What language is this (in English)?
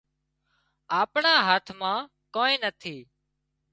Wadiyara Koli